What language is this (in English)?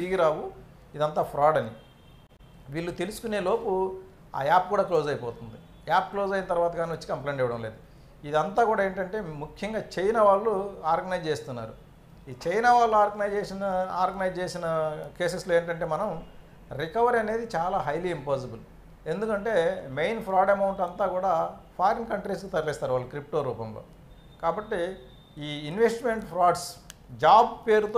English